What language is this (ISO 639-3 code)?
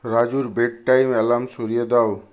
ben